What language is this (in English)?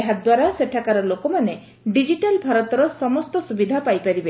Odia